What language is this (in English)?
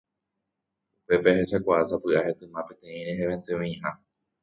Guarani